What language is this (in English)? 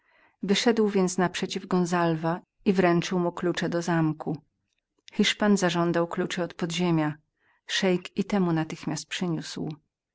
Polish